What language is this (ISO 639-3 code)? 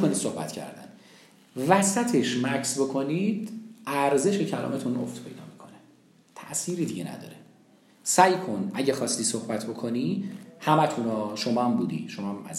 fas